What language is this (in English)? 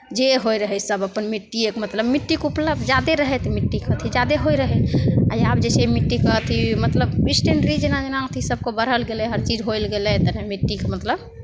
Maithili